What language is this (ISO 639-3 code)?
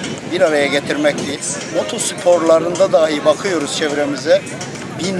tur